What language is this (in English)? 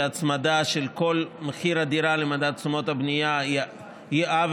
Hebrew